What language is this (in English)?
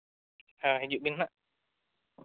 Santali